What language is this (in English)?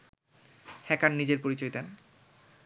Bangla